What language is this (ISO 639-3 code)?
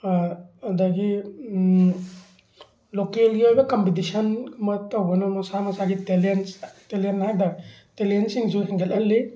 mni